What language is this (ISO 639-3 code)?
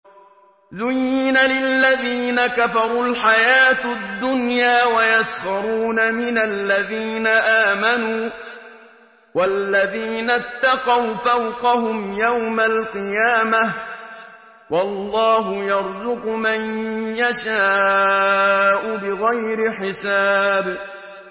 ara